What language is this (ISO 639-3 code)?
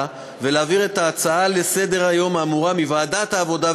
heb